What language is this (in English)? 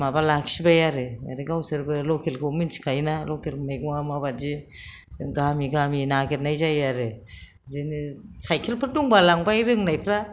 Bodo